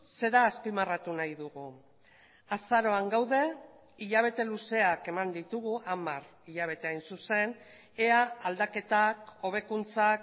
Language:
Basque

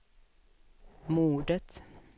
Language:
Swedish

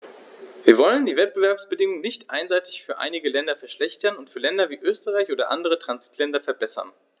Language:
German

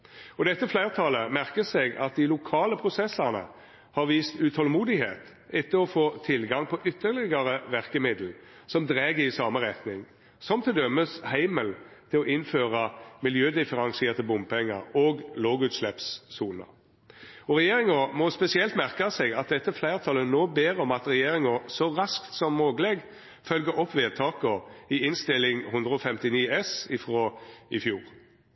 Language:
Norwegian Nynorsk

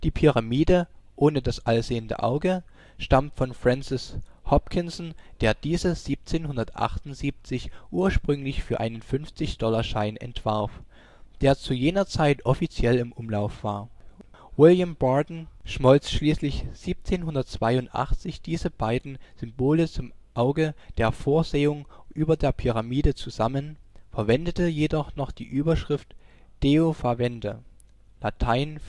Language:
German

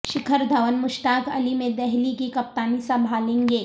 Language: Urdu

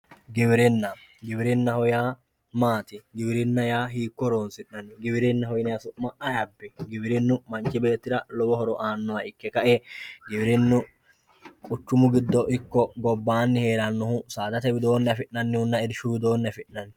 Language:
Sidamo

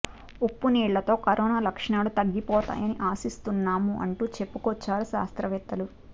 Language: Telugu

